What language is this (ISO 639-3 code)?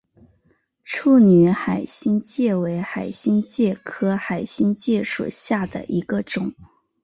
zho